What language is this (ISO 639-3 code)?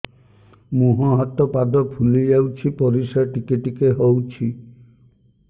ori